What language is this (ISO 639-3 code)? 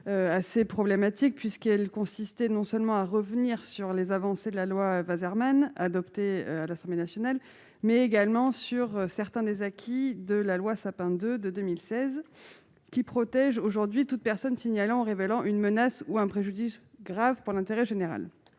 fra